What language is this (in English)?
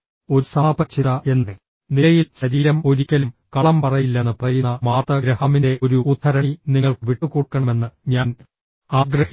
Malayalam